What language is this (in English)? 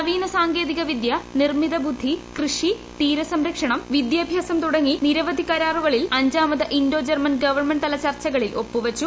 Malayalam